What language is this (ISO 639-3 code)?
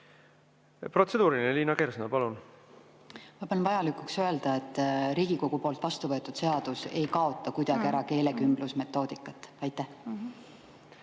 est